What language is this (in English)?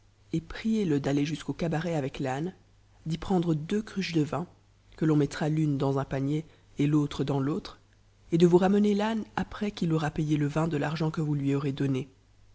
French